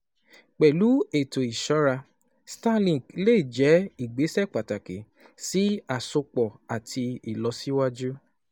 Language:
Yoruba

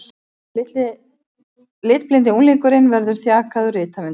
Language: Icelandic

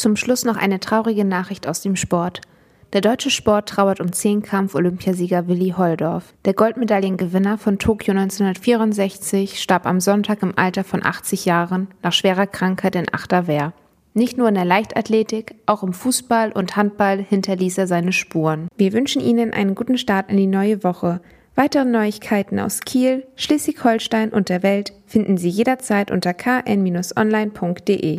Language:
German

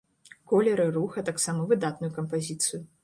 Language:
Belarusian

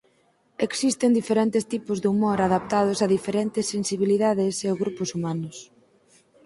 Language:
Galician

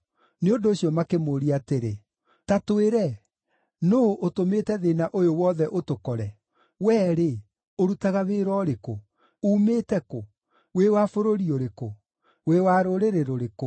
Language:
Kikuyu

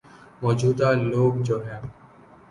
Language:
Urdu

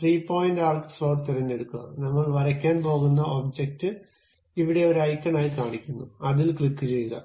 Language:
Malayalam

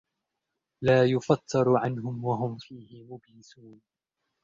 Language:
Arabic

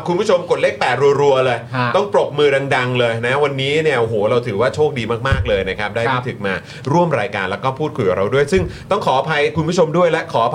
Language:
Thai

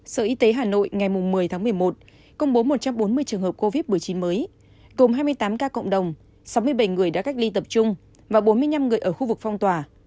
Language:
Vietnamese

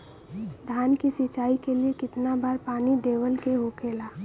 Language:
Bhojpuri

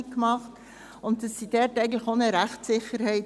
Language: Swiss German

